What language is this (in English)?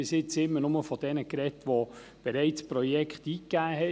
Swiss German